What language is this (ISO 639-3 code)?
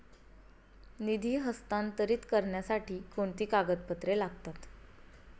mar